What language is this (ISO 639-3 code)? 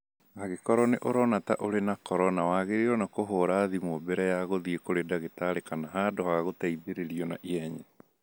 kik